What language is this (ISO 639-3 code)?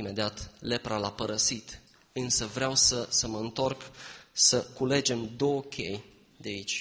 ron